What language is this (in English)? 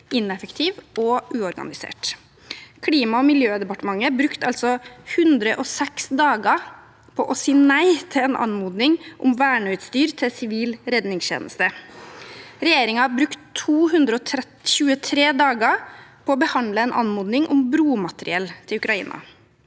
Norwegian